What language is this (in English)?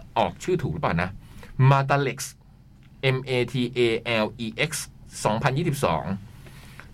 Thai